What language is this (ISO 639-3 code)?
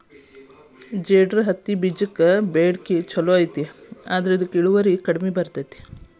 kan